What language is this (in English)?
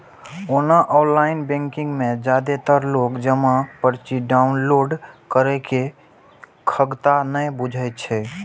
Maithili